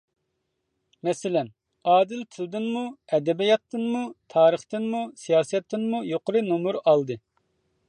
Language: Uyghur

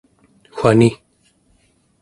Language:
Central Yupik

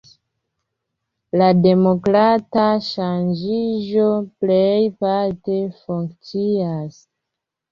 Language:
Esperanto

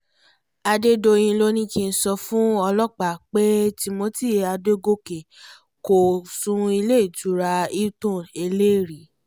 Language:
Yoruba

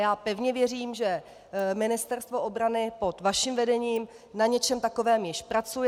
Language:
Czech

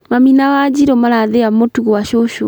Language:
Kikuyu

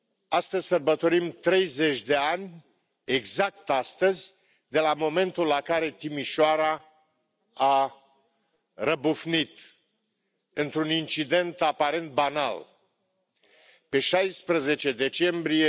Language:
Romanian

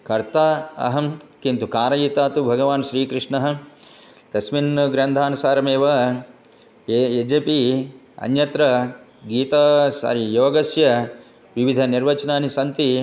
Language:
Sanskrit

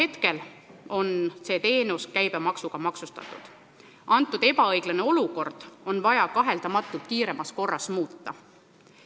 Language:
Estonian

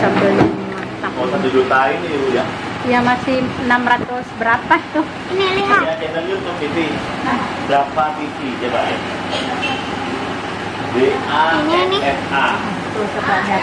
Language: Indonesian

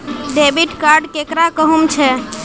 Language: Magahi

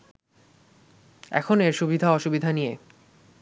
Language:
Bangla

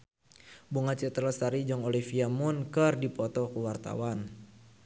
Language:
Sundanese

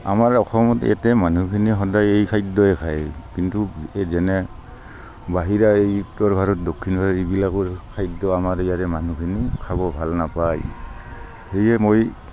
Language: Assamese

